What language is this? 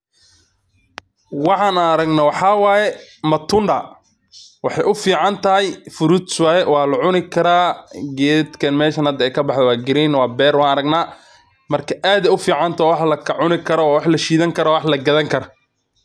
Somali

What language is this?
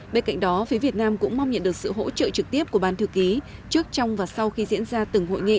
Vietnamese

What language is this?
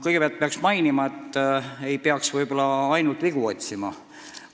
Estonian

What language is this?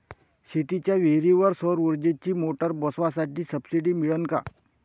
Marathi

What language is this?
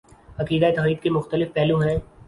Urdu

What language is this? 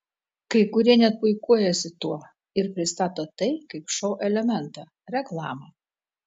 Lithuanian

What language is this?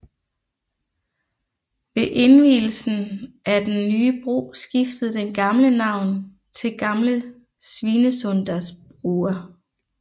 Danish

